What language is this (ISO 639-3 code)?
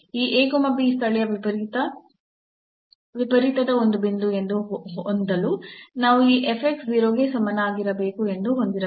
kan